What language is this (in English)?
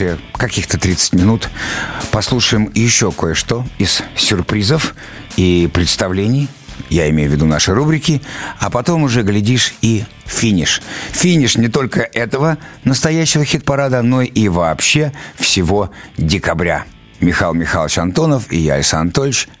Russian